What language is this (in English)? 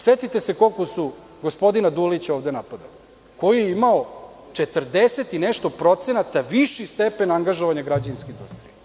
Serbian